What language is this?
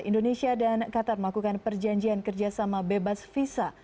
Indonesian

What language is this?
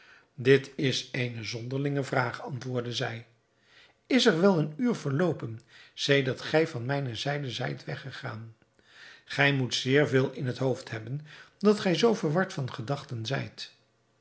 Dutch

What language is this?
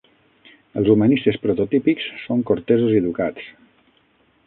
Catalan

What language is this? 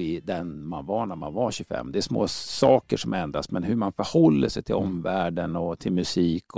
Swedish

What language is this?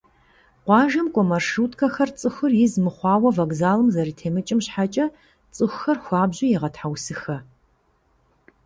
Kabardian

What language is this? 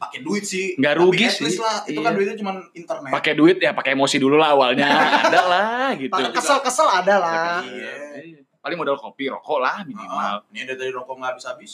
Indonesian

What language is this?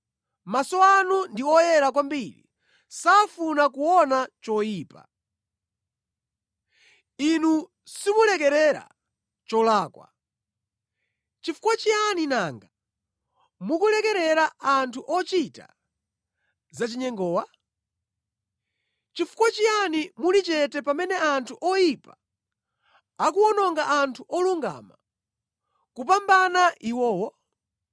Nyanja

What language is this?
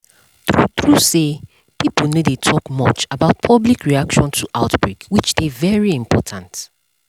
Nigerian Pidgin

